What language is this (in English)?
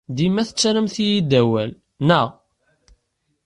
Kabyle